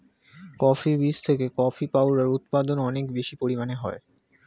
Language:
Bangla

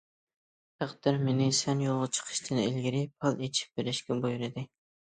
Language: Uyghur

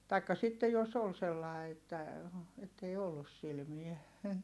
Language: Finnish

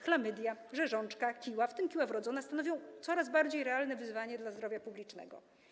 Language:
Polish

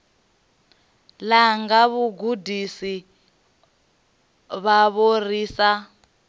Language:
Venda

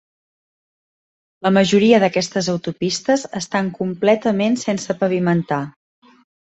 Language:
Catalan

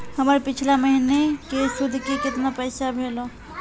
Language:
Maithili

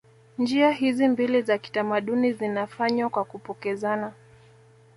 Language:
Swahili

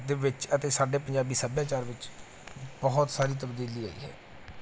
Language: Punjabi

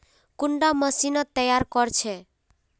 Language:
Magahi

